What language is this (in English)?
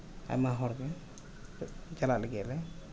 Santali